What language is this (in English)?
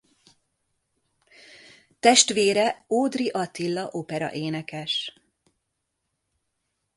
Hungarian